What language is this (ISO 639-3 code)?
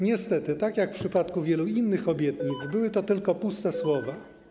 pol